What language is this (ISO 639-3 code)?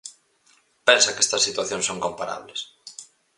glg